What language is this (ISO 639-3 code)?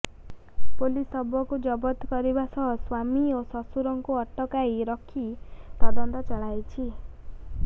ori